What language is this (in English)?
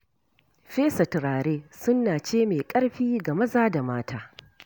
Hausa